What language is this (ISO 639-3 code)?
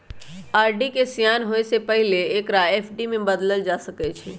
mag